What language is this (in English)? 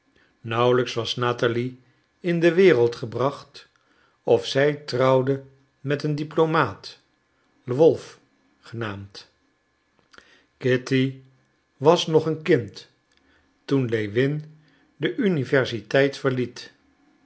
Dutch